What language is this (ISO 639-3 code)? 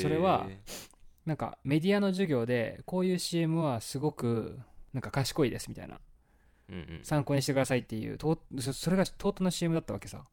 jpn